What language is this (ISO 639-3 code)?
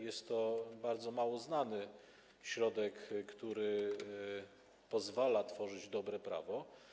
pol